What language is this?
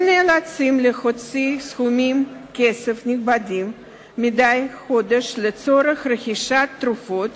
Hebrew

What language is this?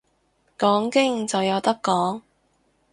Cantonese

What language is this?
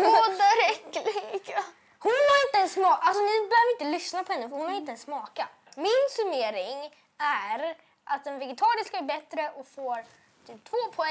Swedish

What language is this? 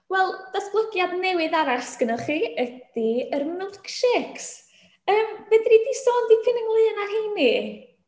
Welsh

